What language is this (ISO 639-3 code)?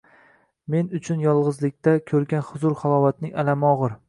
uzb